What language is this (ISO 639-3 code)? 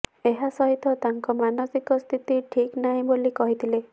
ori